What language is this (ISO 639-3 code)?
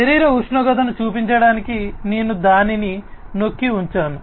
tel